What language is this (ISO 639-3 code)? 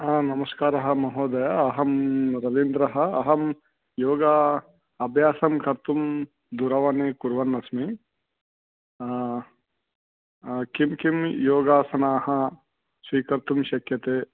san